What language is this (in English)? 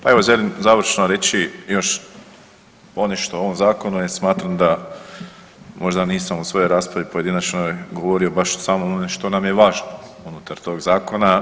Croatian